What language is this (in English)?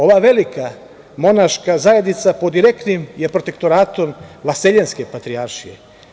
Serbian